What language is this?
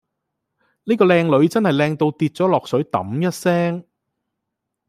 Cantonese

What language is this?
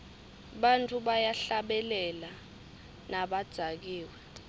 Swati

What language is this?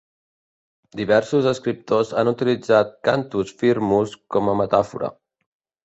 Catalan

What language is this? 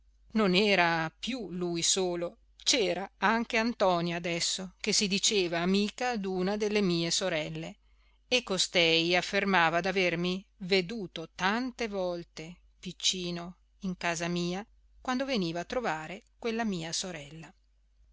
Italian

